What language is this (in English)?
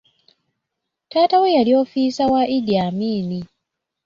Ganda